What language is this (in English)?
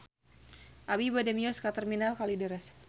Sundanese